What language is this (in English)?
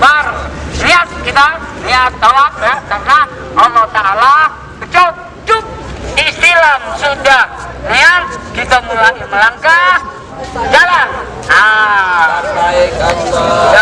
Indonesian